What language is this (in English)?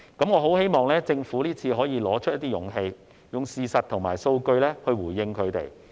Cantonese